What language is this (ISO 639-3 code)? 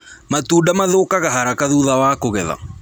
kik